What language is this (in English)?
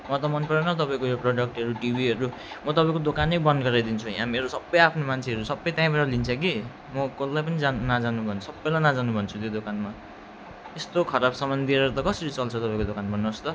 Nepali